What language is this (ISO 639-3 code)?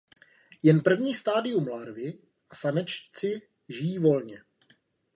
ces